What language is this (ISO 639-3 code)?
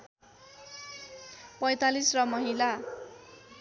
nep